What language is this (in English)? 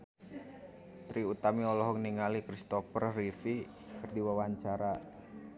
Sundanese